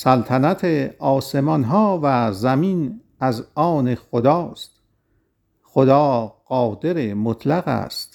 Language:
Persian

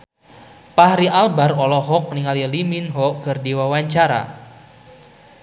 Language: Sundanese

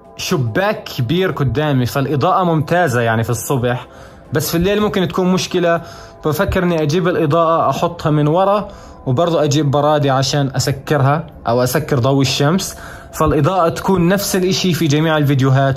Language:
Arabic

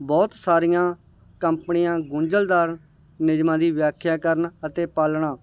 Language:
Punjabi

